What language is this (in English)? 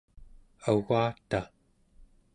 Central Yupik